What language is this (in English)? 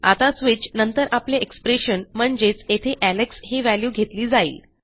Marathi